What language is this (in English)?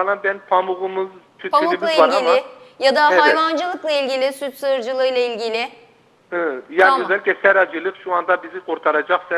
Turkish